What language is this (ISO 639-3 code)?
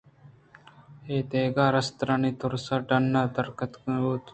bgp